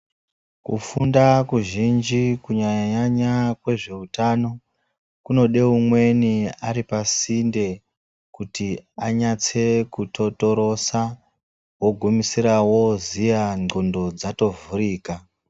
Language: Ndau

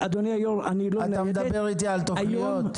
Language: Hebrew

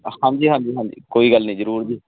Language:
Punjabi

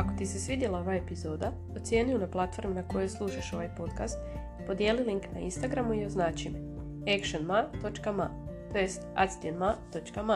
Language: Croatian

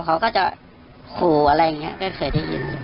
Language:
Thai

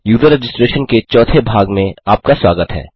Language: Hindi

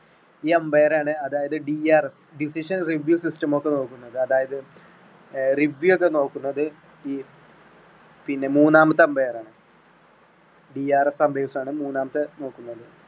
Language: Malayalam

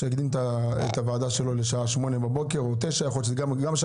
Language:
Hebrew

